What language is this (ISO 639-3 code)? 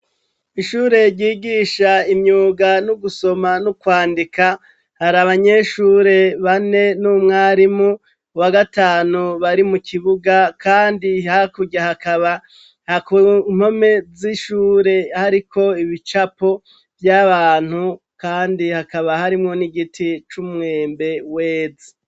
run